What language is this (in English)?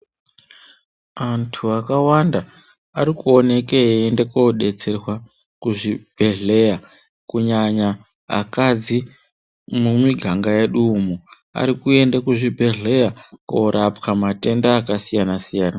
Ndau